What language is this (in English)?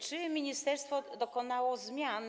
Polish